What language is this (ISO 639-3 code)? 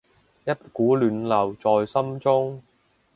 yue